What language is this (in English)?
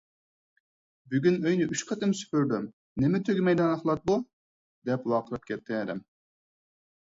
Uyghur